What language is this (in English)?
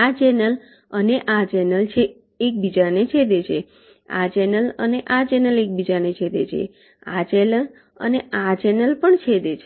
Gujarati